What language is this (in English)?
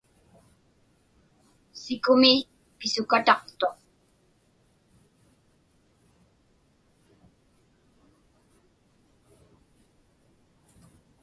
Inupiaq